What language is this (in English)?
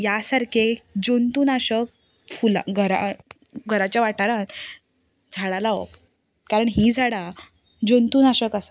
Konkani